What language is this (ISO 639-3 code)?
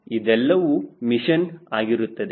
kan